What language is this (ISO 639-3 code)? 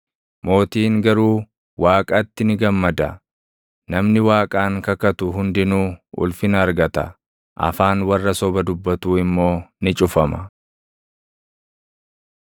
orm